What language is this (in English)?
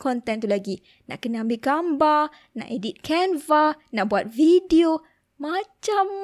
Malay